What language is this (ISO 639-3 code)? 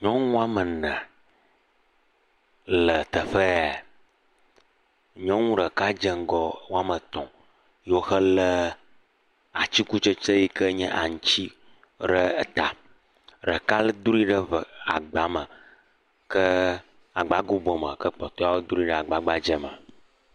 ewe